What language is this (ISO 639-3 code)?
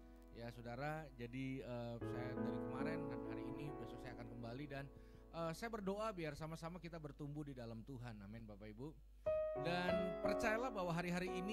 ind